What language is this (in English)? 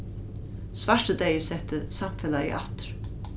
Faroese